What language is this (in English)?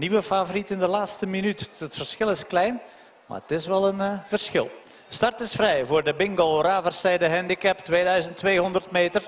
Dutch